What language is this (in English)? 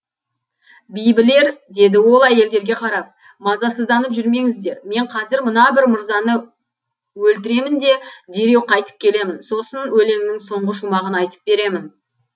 Kazakh